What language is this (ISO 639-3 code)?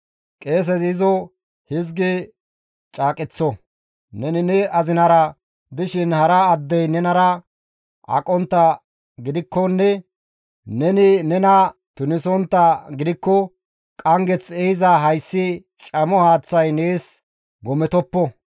gmv